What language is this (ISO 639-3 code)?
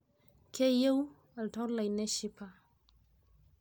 mas